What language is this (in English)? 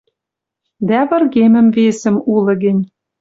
Western Mari